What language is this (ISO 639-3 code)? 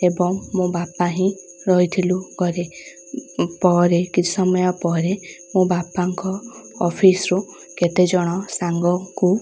ori